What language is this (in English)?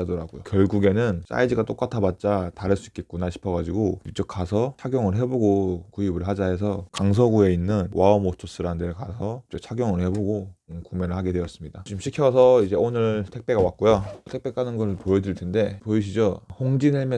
Korean